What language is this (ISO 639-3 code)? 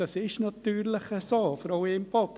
gsw